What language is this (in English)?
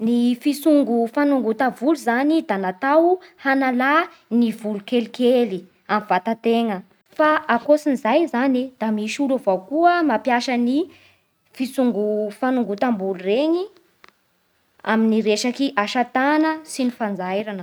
Bara Malagasy